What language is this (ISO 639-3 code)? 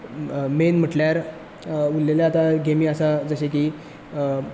kok